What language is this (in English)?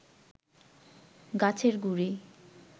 Bangla